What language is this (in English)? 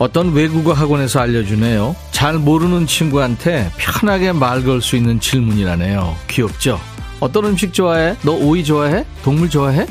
Korean